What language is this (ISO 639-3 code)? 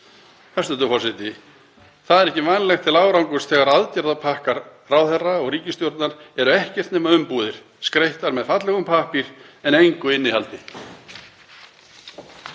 isl